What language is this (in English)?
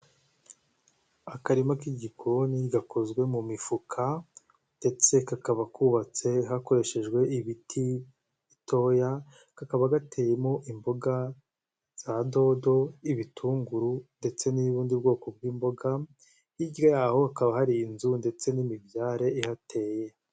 Kinyarwanda